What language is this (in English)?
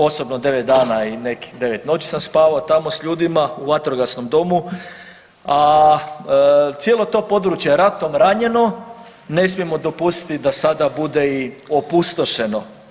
Croatian